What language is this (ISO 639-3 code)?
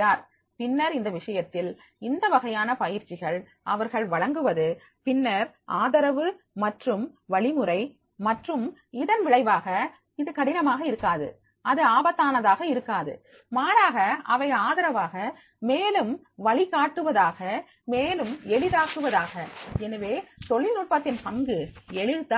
tam